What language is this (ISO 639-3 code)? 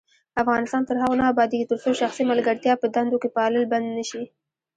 pus